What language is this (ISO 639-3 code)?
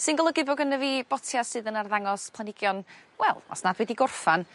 cym